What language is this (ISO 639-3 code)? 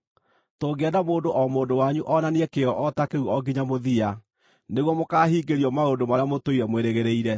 kik